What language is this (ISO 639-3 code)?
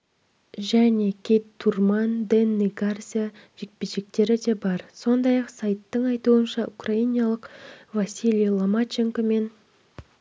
kaz